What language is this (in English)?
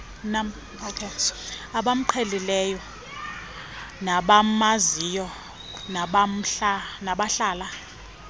Xhosa